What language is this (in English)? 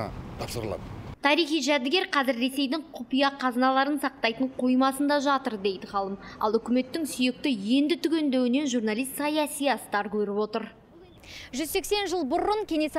Turkish